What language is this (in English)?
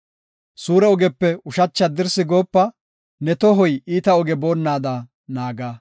Gofa